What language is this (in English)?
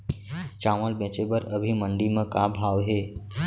Chhattisgarhi